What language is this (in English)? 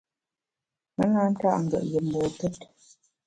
Bamun